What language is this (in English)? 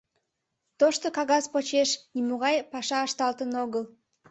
Mari